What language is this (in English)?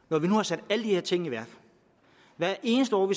Danish